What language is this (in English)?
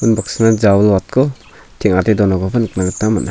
Garo